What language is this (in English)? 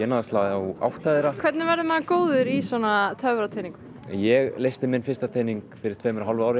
Icelandic